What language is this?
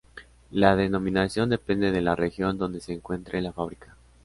Spanish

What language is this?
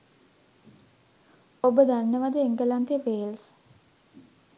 Sinhala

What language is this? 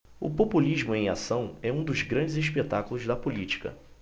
Portuguese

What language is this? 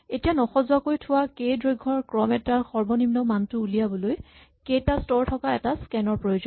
Assamese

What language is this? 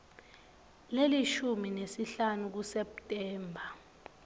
Swati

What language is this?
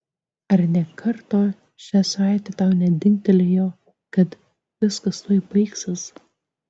Lithuanian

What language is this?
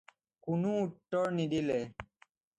Assamese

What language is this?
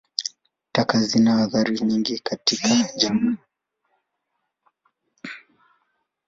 Swahili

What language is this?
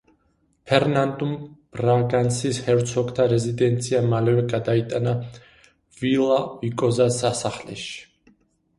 Georgian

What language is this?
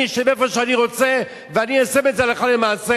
Hebrew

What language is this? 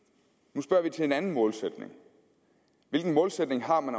Danish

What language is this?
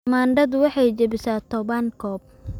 Somali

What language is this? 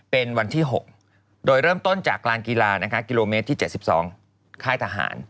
Thai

